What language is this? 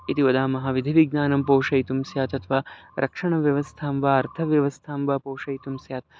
Sanskrit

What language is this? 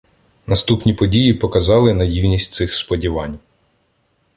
Ukrainian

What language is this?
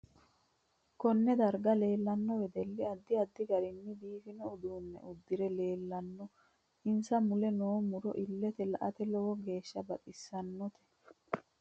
Sidamo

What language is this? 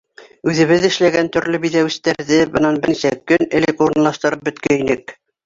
Bashkir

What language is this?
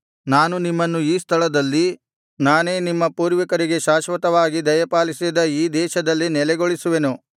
Kannada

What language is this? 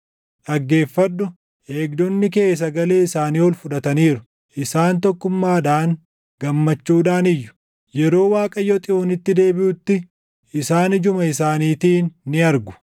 Oromo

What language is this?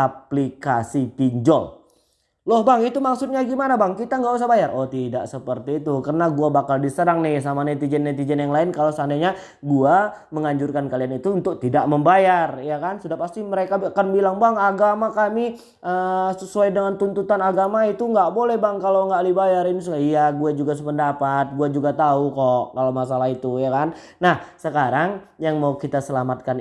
Indonesian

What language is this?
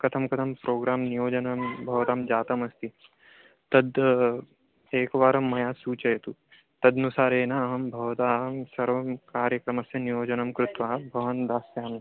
Sanskrit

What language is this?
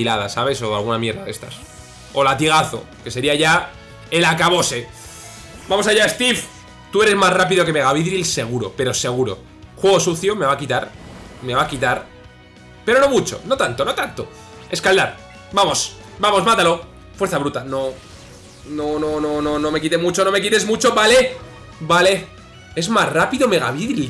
Spanish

